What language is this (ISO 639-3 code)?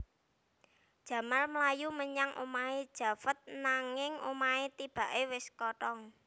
jav